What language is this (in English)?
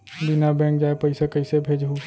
Chhattisgarhi